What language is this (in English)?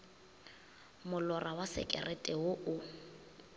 Northern Sotho